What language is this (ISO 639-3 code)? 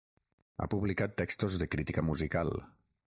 cat